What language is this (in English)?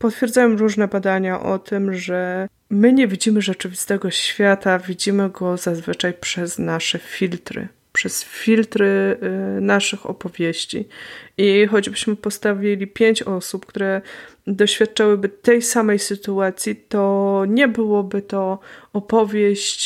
Polish